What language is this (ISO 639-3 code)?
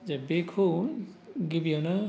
brx